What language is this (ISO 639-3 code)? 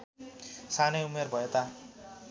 nep